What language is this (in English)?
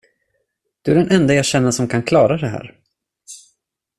Swedish